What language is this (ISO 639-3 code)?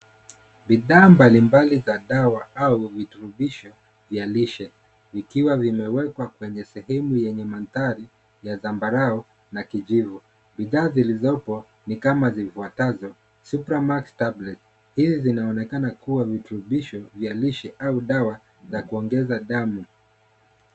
swa